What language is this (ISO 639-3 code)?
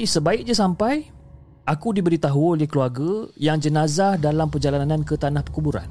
msa